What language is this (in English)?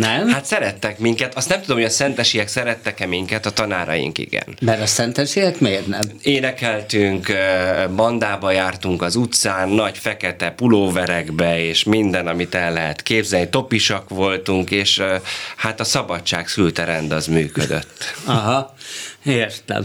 Hungarian